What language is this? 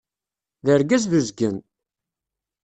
Kabyle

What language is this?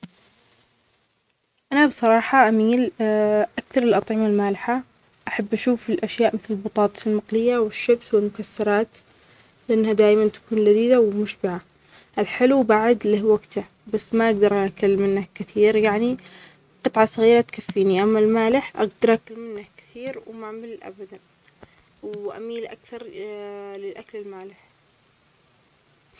Omani Arabic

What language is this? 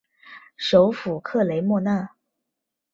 Chinese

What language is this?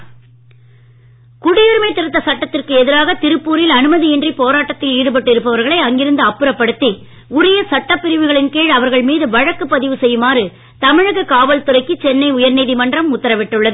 Tamil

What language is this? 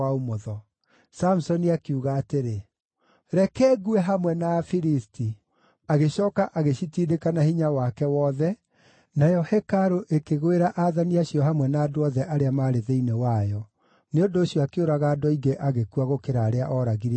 Kikuyu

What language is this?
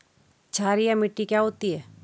Hindi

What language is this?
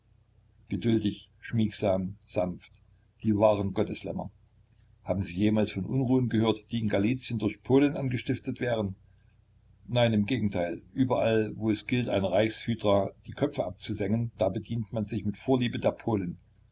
German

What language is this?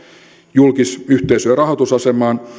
Finnish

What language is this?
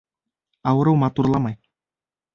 Bashkir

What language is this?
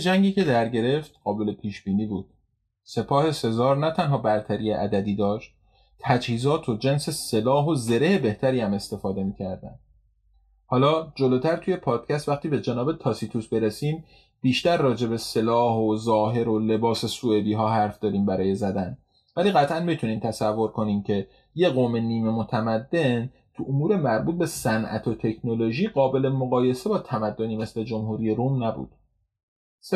Persian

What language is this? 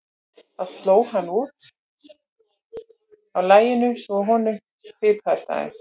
Icelandic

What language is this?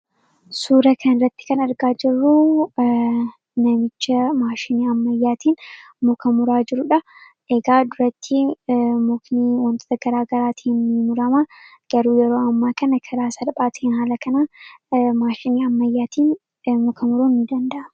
Oromo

